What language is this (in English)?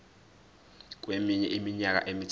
Zulu